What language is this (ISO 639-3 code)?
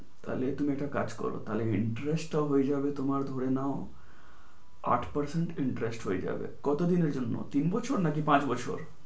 ben